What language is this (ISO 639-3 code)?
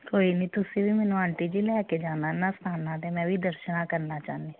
pan